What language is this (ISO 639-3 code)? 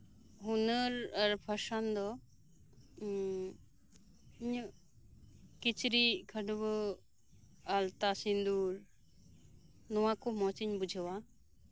sat